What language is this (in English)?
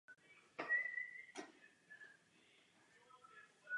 Czech